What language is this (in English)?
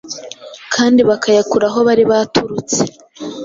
Kinyarwanda